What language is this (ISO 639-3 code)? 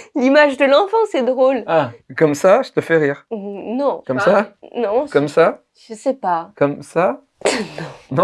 fra